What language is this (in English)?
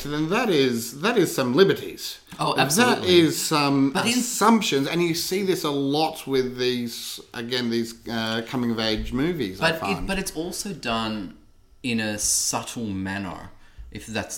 English